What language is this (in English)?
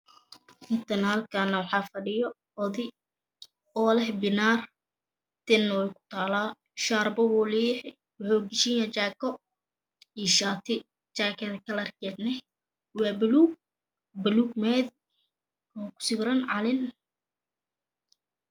Somali